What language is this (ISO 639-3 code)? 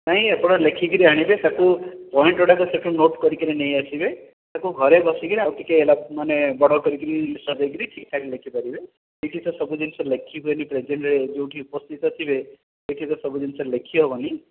ori